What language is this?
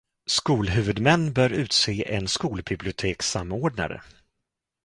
Swedish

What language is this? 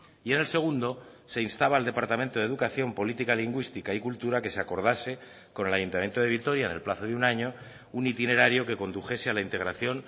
Spanish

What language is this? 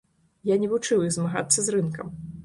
Belarusian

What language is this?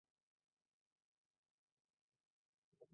Chinese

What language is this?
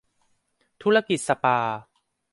Thai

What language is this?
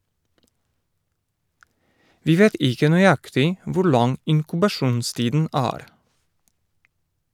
Norwegian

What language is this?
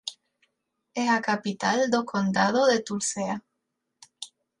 Galician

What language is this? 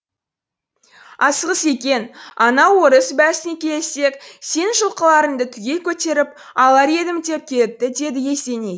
Kazakh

